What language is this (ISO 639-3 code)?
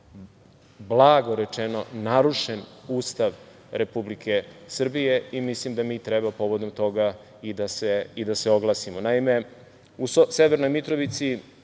srp